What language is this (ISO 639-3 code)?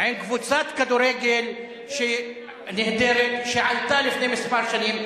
heb